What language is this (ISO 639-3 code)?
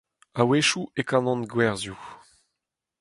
bre